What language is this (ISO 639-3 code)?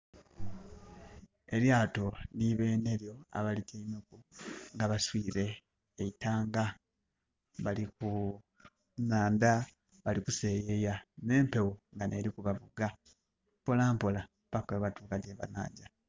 xog